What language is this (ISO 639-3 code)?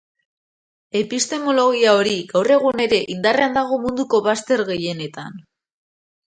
eus